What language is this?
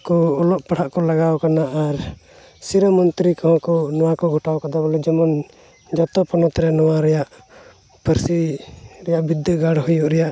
Santali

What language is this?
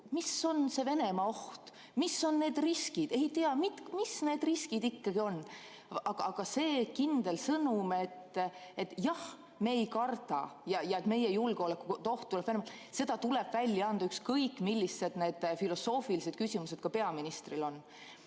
Estonian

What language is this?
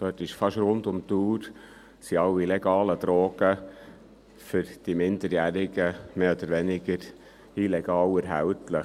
Swiss German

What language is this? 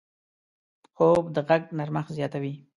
Pashto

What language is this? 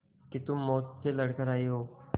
Hindi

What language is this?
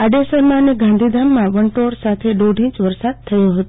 Gujarati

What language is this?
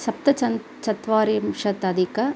Sanskrit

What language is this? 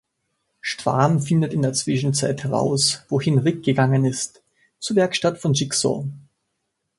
German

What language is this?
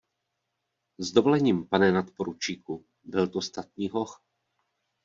Czech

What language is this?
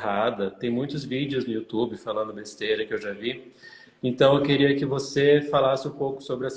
Portuguese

